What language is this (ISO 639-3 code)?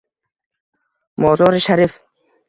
uzb